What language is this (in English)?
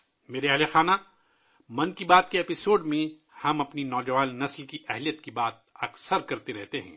Urdu